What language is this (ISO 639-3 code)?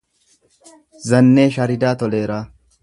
orm